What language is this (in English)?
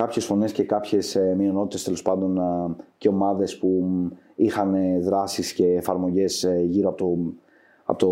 Greek